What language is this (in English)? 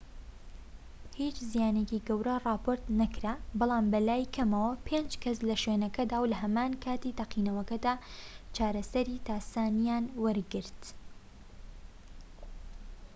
Central Kurdish